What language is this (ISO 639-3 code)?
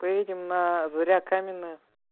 rus